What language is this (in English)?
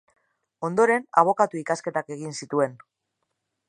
Basque